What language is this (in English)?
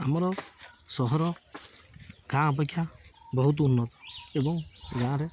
Odia